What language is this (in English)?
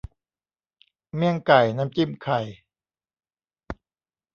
Thai